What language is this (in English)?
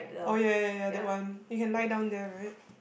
English